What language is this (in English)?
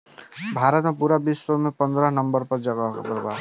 Bhojpuri